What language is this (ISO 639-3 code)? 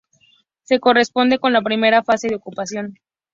spa